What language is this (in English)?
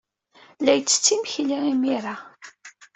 Kabyle